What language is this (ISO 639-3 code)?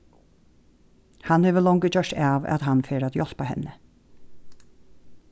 fao